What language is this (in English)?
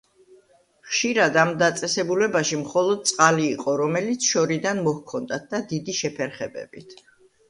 Georgian